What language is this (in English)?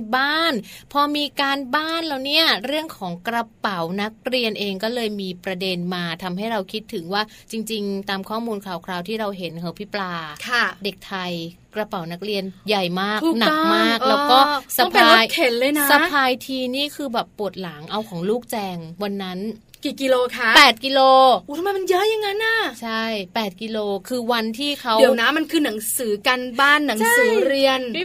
Thai